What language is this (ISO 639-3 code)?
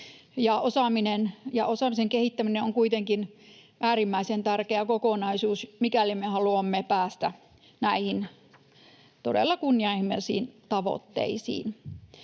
fin